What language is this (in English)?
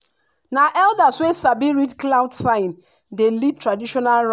Nigerian Pidgin